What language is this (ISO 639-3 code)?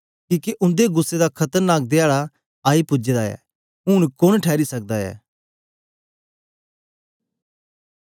doi